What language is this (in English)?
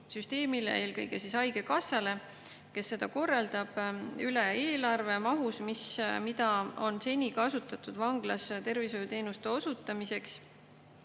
Estonian